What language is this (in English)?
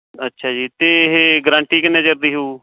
Punjabi